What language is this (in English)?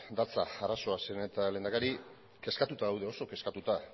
Basque